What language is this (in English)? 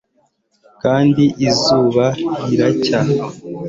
Kinyarwanda